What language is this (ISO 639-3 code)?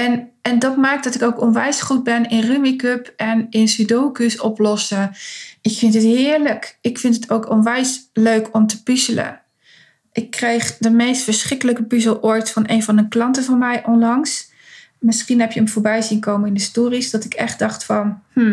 nld